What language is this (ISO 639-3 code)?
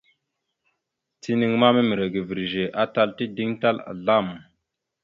mxu